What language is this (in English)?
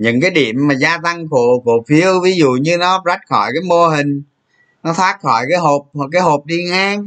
Vietnamese